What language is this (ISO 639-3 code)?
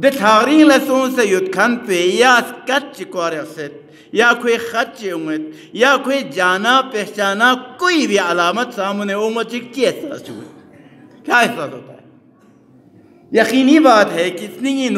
ara